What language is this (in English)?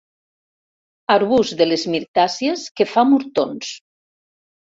Catalan